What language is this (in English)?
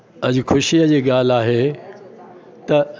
Sindhi